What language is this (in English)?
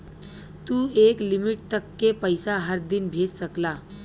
Bhojpuri